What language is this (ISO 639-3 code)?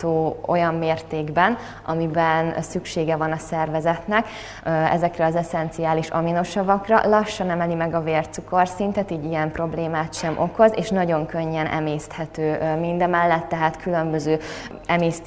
hun